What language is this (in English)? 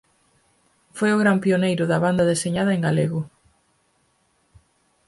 Galician